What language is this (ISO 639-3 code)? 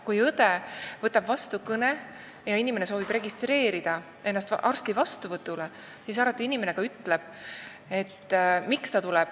est